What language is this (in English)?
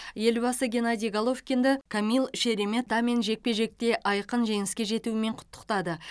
Kazakh